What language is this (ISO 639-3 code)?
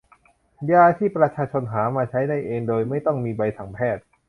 tha